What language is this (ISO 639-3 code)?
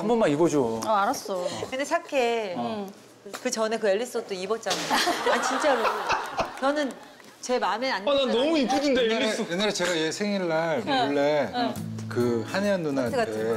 kor